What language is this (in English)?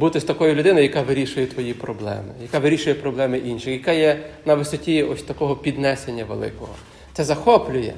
Ukrainian